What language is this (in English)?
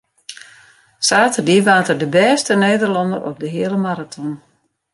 Western Frisian